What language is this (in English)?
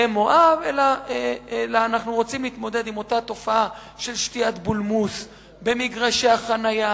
Hebrew